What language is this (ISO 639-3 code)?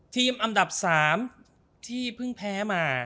tha